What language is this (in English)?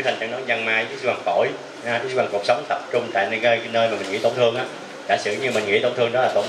Vietnamese